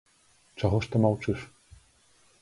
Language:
Belarusian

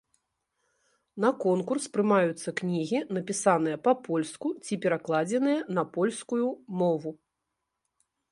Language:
Belarusian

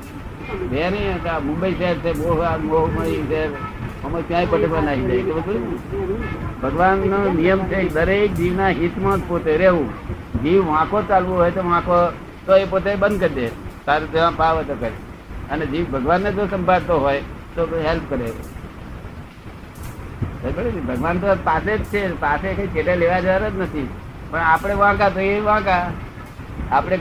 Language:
Gujarati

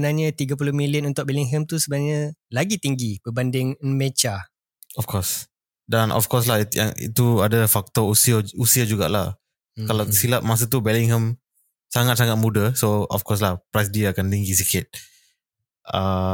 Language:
Malay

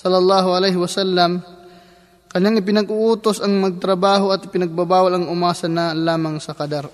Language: Filipino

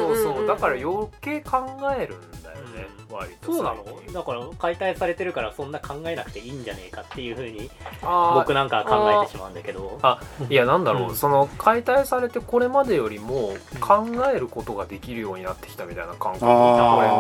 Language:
Japanese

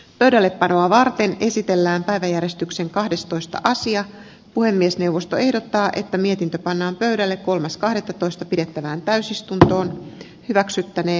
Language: Finnish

